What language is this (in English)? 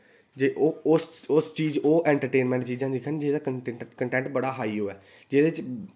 Dogri